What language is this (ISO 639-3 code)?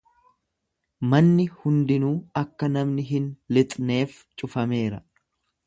orm